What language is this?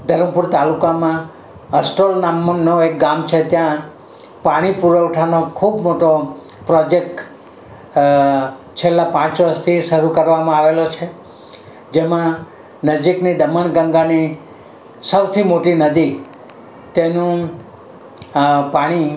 Gujarati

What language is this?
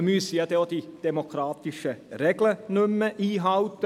Swiss German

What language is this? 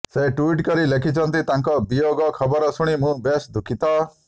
Odia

